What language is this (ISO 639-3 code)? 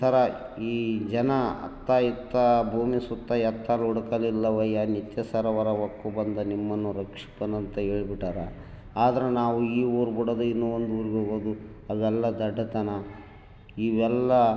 kan